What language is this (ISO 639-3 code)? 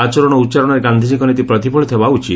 ori